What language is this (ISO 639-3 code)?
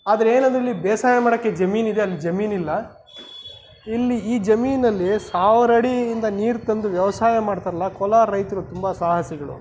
kan